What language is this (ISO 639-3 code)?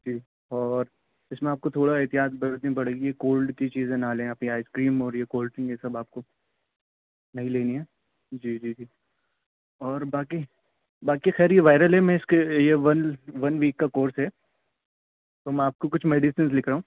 urd